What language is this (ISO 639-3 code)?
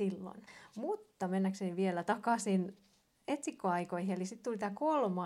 fin